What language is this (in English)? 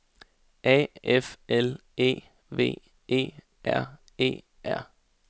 Danish